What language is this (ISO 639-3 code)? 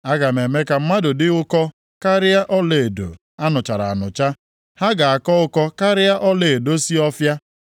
ibo